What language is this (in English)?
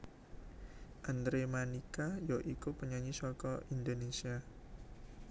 Javanese